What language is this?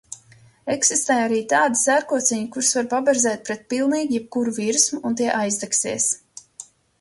Latvian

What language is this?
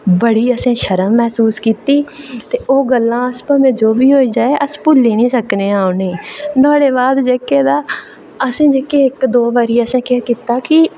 Dogri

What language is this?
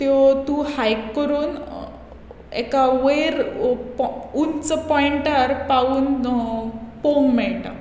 Konkani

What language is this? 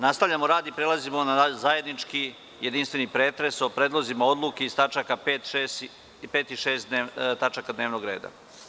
Serbian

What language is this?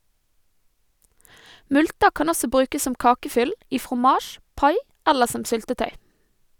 Norwegian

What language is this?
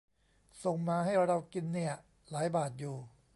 Thai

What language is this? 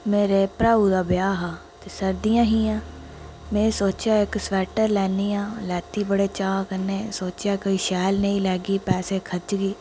Dogri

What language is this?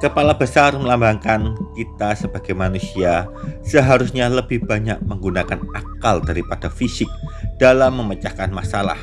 Indonesian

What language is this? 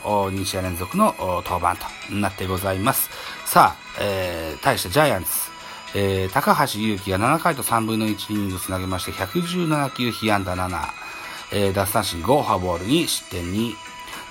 Japanese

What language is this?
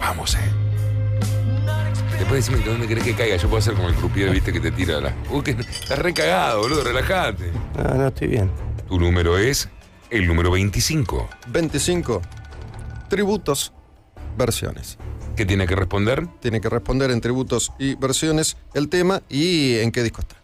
Spanish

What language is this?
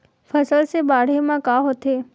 Chhattisgarhi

